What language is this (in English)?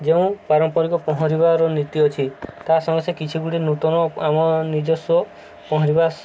Odia